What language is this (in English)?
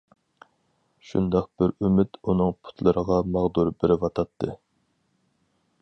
Uyghur